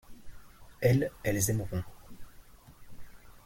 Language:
French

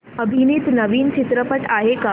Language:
Marathi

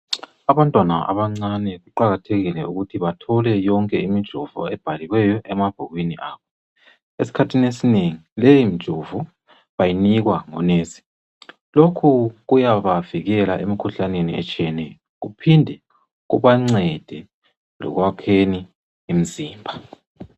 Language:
North Ndebele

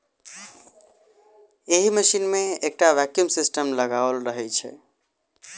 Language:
Maithili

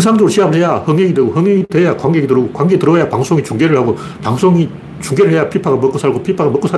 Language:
Korean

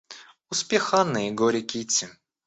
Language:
Russian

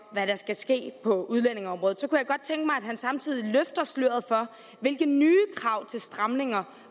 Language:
Danish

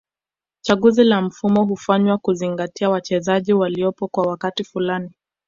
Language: Swahili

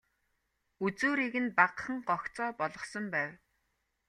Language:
Mongolian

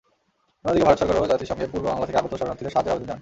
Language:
Bangla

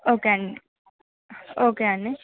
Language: Telugu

